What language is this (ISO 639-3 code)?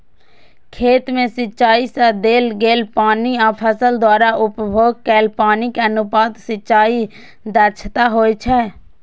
mai